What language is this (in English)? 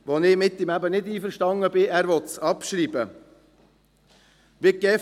Swiss German